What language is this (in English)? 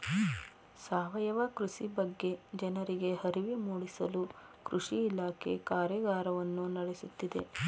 Kannada